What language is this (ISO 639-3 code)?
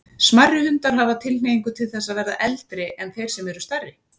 isl